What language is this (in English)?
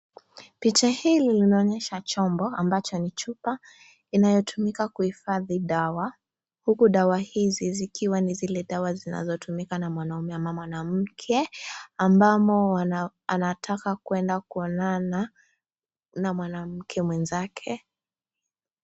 Swahili